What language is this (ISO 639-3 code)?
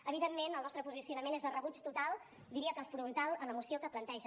cat